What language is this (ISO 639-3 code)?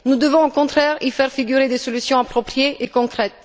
fra